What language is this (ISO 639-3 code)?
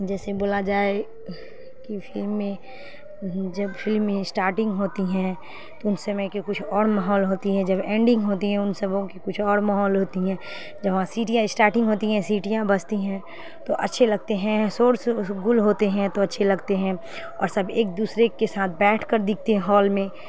urd